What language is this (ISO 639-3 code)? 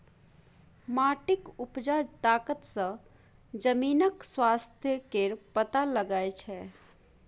mai